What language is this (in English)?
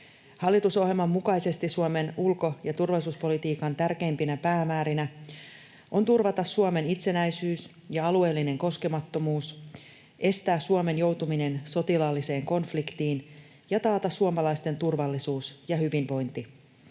Finnish